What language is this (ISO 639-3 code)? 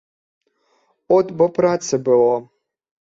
bel